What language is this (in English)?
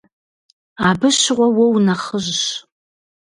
Kabardian